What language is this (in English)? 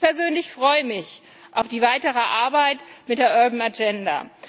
German